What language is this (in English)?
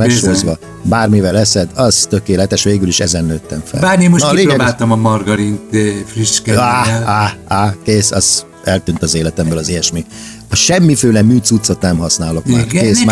Hungarian